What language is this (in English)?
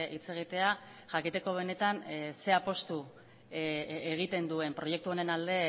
Basque